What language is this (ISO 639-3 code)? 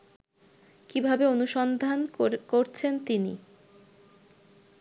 ben